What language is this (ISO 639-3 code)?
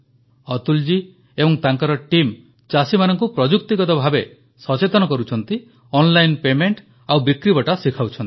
ori